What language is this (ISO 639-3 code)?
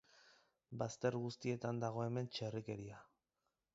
eus